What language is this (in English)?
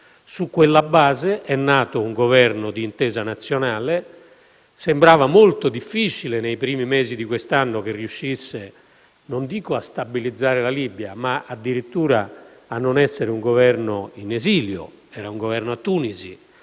Italian